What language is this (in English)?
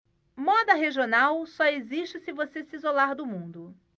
Portuguese